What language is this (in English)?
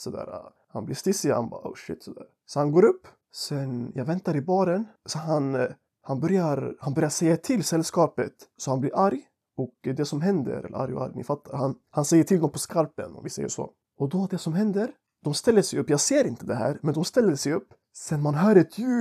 Swedish